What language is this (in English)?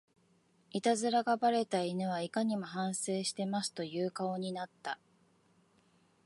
Japanese